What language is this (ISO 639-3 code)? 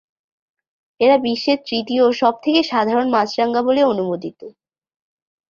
ben